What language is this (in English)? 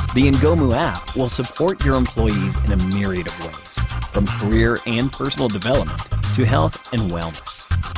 English